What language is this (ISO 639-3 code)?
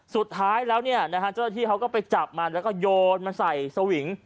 tha